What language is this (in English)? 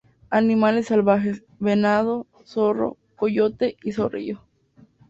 Spanish